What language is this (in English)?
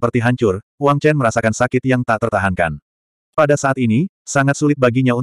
Indonesian